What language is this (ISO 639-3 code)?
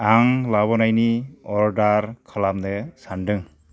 brx